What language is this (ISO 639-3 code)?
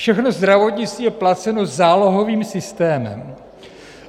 ces